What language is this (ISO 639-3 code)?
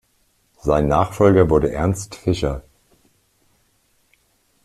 deu